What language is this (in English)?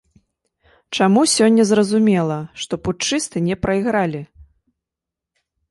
Belarusian